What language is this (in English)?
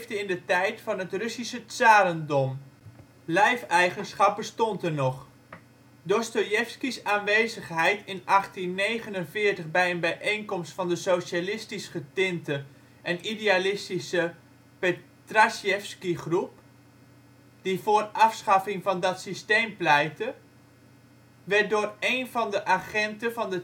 Dutch